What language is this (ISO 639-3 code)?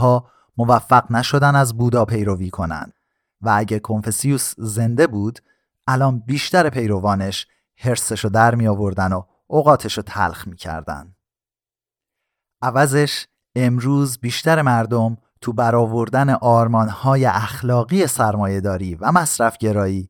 fas